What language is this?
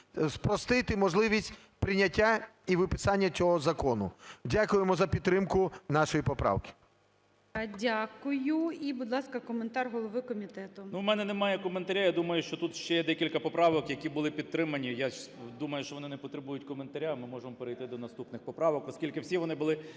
Ukrainian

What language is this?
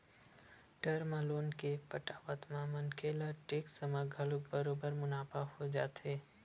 Chhattisgarhi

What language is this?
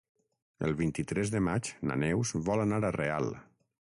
Catalan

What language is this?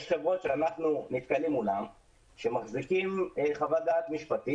Hebrew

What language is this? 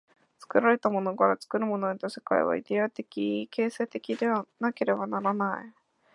Japanese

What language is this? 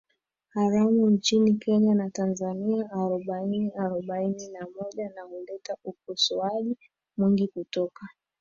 Swahili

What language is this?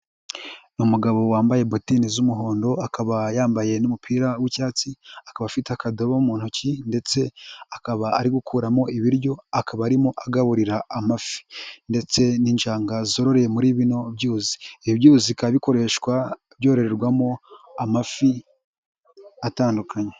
Kinyarwanda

